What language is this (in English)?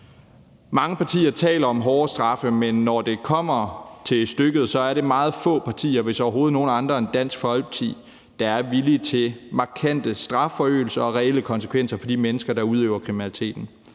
Danish